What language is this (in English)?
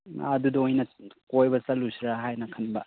Manipuri